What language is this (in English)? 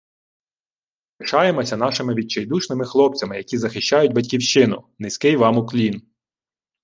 Ukrainian